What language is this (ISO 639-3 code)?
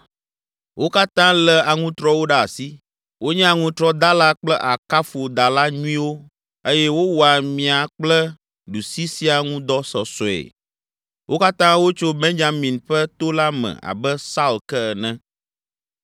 ewe